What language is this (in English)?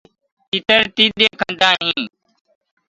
Gurgula